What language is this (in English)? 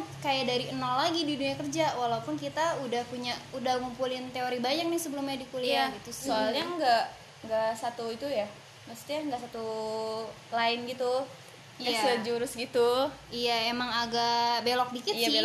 Indonesian